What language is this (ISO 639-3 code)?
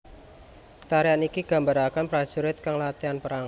jav